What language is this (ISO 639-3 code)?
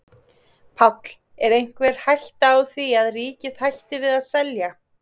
isl